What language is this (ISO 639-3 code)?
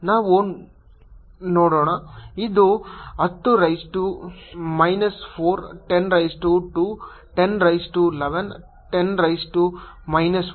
kan